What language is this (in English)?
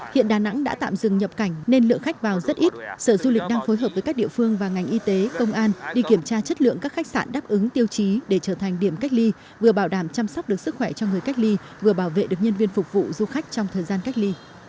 Vietnamese